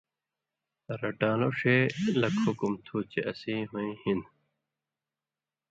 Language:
Indus Kohistani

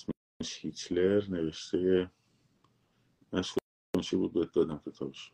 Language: Persian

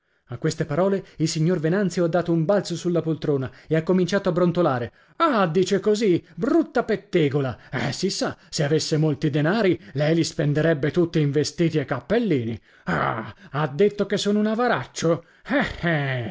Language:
Italian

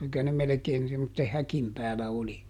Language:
Finnish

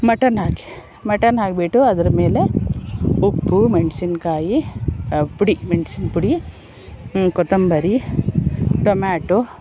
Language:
Kannada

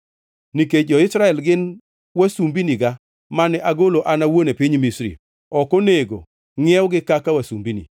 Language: Luo (Kenya and Tanzania)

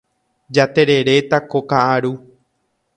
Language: Guarani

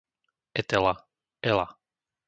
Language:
Slovak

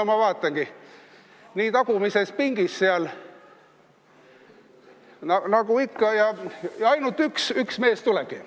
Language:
Estonian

